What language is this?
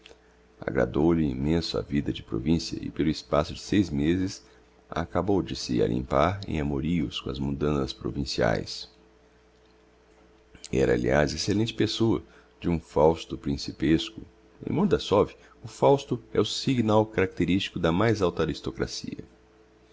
Portuguese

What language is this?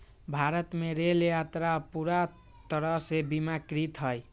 Magahi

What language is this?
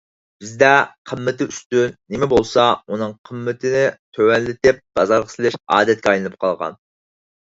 Uyghur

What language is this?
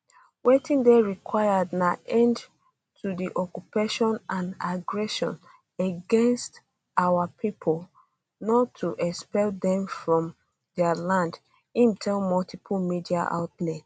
Nigerian Pidgin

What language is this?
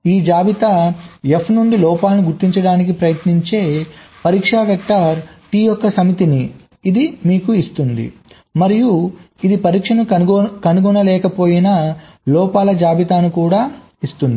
Telugu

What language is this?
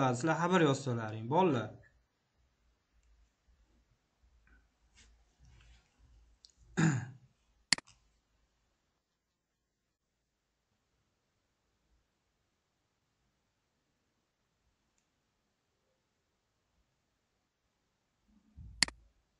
Turkish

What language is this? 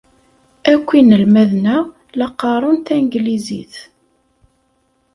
Kabyle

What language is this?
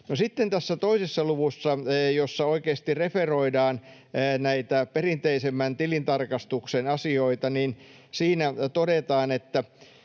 Finnish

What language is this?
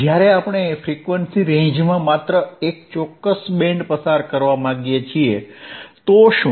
Gujarati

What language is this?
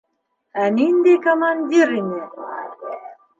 Bashkir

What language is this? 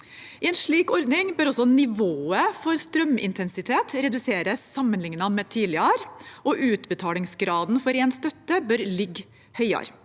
Norwegian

